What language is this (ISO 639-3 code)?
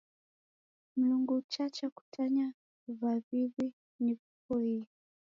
dav